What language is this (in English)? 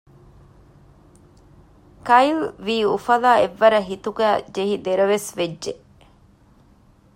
Divehi